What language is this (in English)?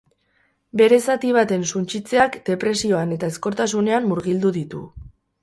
Basque